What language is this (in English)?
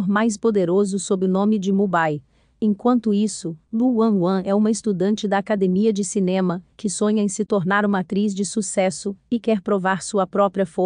Portuguese